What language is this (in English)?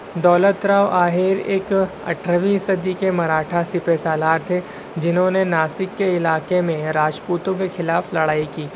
Urdu